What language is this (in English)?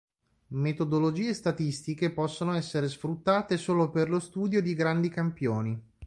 Italian